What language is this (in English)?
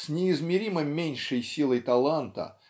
Russian